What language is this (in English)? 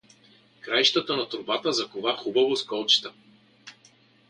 Bulgarian